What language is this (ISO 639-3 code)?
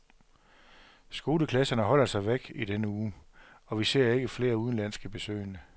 dan